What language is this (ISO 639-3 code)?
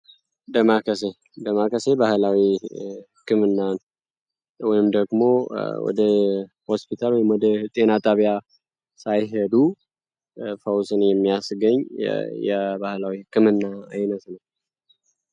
amh